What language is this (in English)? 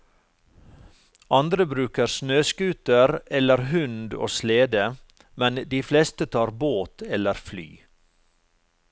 Norwegian